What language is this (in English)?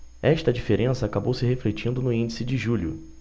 Portuguese